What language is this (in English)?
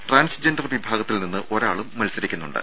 Malayalam